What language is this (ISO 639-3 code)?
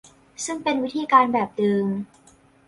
tha